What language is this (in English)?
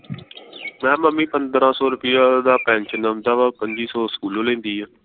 Punjabi